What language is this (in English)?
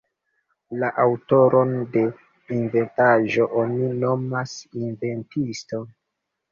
Esperanto